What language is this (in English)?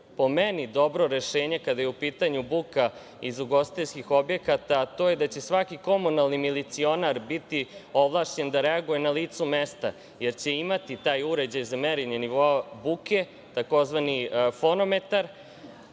Serbian